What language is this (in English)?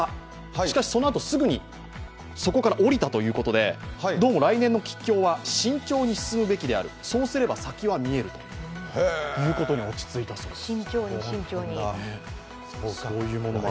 Japanese